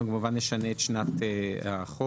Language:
Hebrew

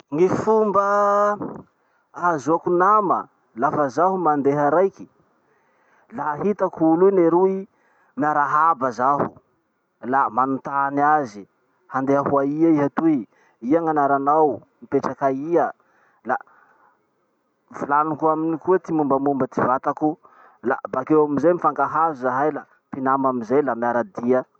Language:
Masikoro Malagasy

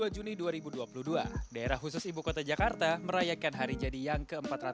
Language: Indonesian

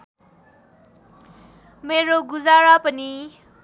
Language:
Nepali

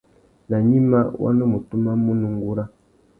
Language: Tuki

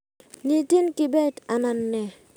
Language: Kalenjin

